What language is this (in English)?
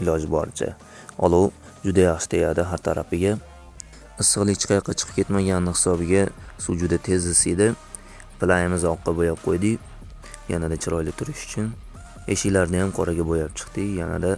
Turkish